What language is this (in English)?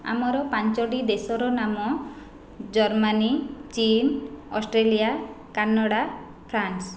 Odia